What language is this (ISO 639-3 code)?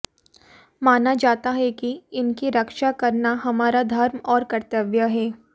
hin